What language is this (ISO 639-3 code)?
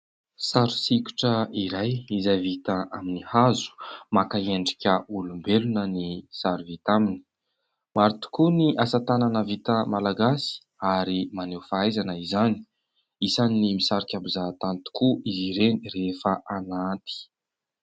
mlg